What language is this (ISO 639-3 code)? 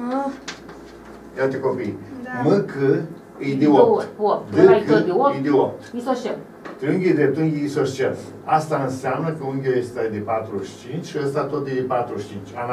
ron